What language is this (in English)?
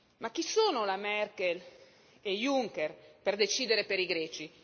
Italian